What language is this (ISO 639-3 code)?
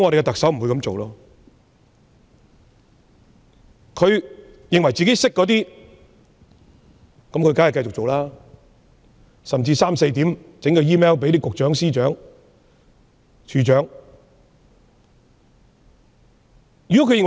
yue